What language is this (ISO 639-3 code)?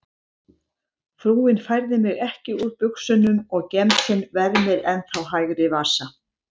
isl